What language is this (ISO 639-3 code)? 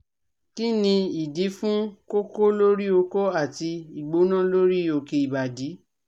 yor